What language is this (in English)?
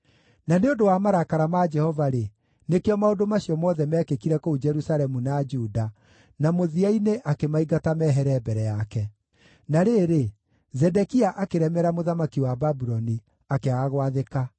Kikuyu